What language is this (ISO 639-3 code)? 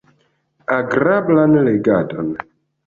epo